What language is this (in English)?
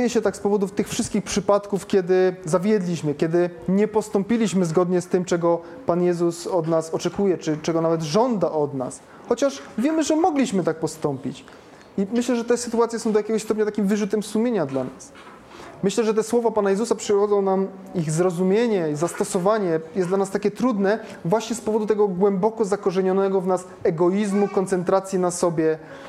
Polish